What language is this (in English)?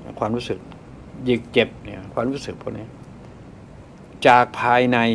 Thai